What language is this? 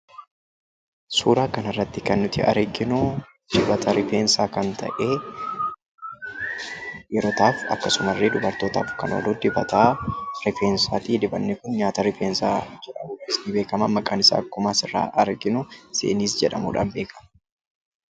Oromo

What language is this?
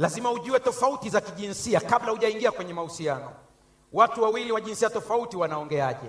Swahili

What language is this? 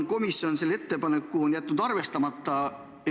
Estonian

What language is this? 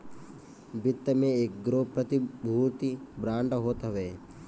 Bhojpuri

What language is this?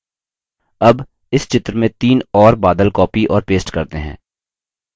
Hindi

